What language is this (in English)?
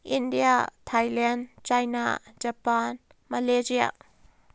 Manipuri